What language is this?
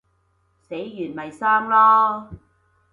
Cantonese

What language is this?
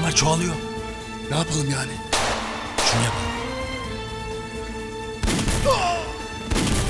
Turkish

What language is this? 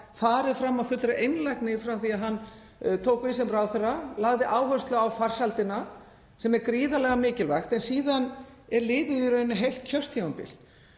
Icelandic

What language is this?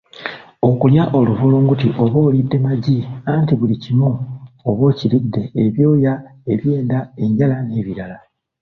Ganda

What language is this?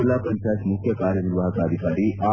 Kannada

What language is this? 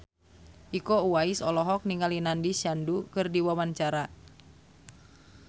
Sundanese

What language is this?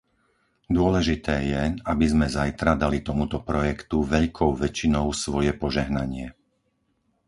Slovak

